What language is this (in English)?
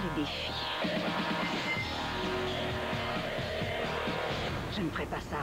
French